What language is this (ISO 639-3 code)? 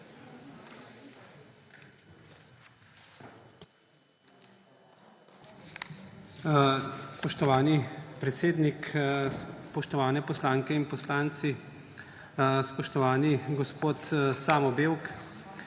slv